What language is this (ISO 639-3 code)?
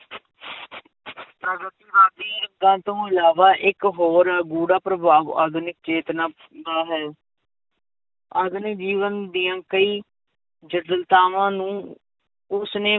pan